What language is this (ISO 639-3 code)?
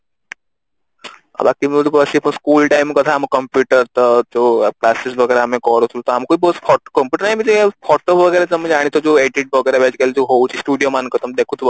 ori